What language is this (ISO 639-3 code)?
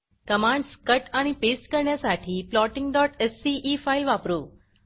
mar